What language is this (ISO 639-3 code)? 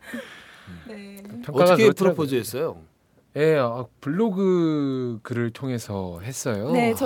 kor